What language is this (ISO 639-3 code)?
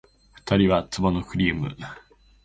jpn